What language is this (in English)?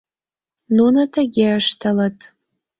Mari